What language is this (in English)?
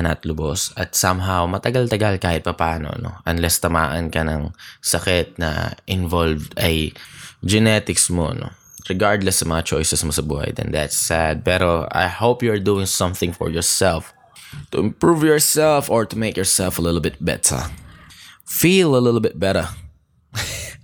Filipino